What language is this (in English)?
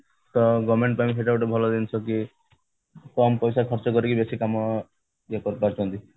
Odia